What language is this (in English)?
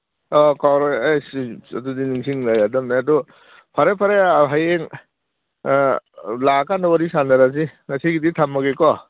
Manipuri